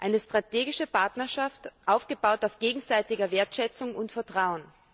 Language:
German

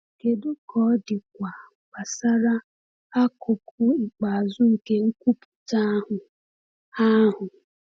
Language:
Igbo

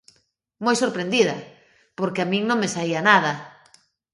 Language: Galician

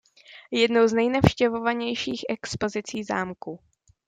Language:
Czech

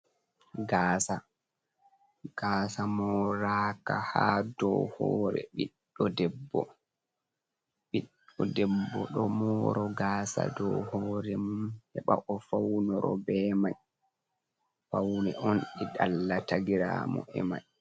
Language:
Fula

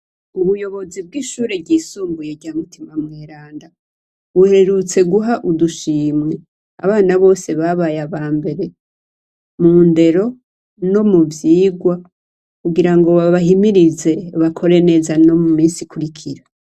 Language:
Rundi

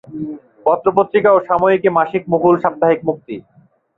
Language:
Bangla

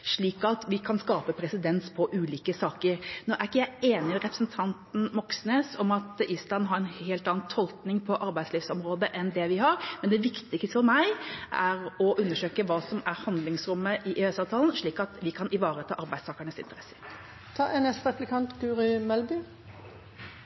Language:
Norwegian Bokmål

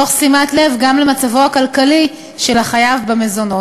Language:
Hebrew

